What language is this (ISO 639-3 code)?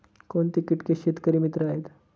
mar